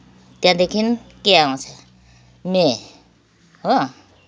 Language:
Nepali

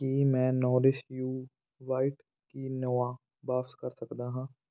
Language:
Punjabi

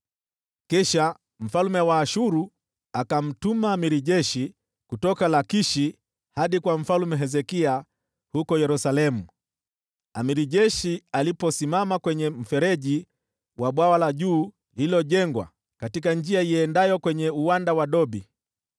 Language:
Swahili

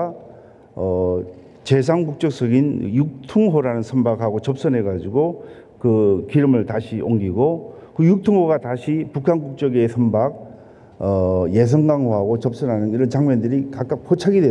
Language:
Korean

